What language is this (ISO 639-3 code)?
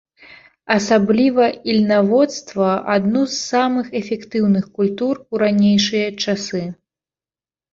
bel